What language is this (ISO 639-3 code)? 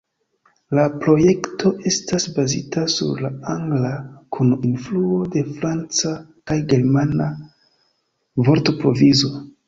epo